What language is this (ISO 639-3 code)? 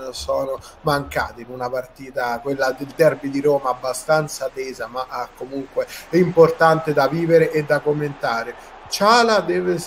ita